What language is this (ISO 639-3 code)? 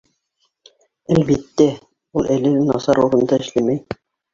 bak